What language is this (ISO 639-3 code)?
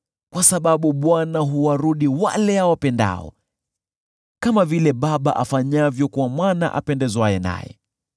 swa